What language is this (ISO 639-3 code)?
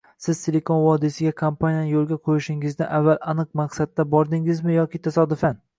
uzb